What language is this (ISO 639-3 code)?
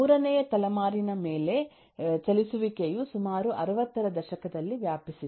kan